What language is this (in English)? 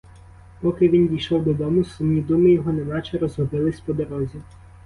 Ukrainian